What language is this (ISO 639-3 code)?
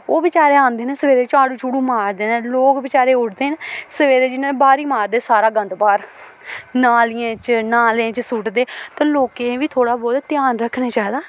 doi